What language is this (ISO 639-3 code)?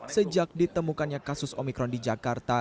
ind